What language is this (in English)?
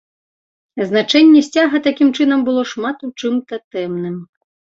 Belarusian